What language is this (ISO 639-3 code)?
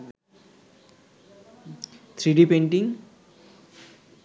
ben